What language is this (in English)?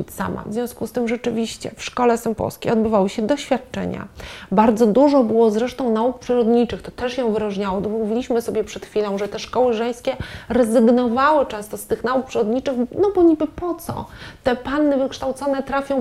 Polish